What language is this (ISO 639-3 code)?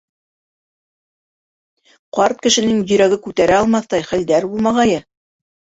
bak